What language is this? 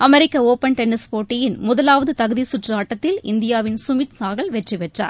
Tamil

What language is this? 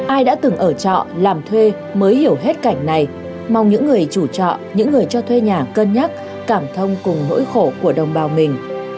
Vietnamese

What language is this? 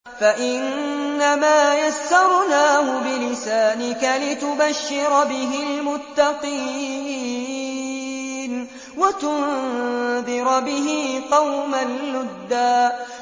Arabic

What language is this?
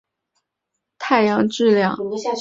Chinese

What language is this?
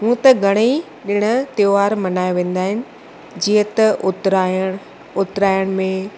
Sindhi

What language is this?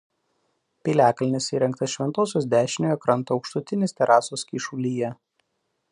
Lithuanian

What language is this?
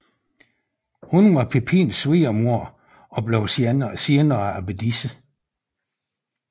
Danish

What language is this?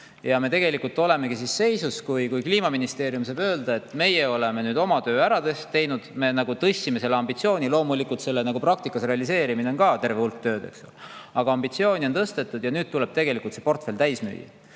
Estonian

